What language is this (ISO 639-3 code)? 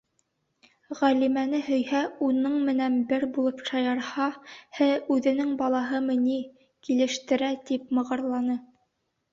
bak